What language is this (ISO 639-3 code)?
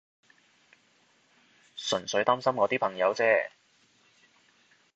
yue